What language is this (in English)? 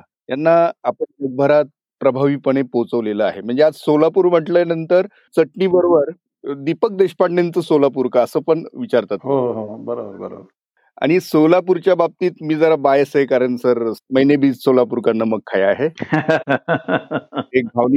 Marathi